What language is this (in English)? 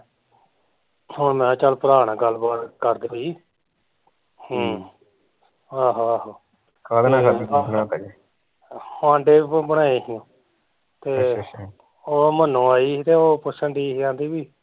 Punjabi